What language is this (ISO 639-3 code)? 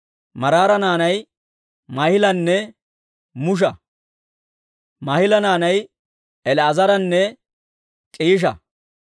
dwr